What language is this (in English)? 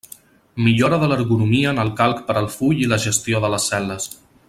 Catalan